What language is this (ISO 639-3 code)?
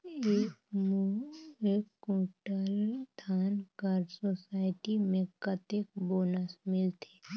hne